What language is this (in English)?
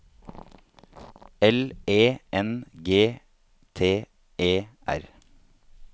Norwegian